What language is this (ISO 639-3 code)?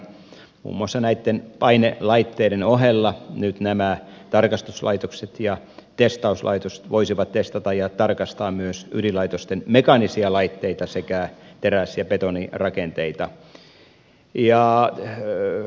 fin